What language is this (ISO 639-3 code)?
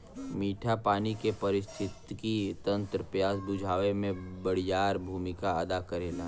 bho